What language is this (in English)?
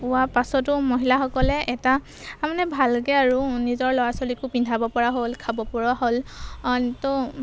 Assamese